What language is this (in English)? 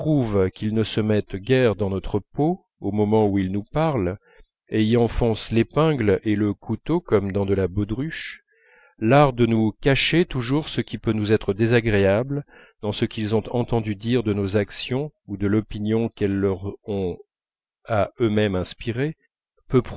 French